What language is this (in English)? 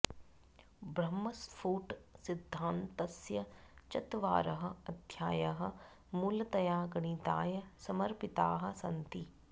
Sanskrit